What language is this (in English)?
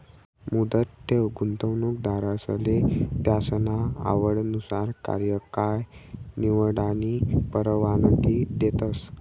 Marathi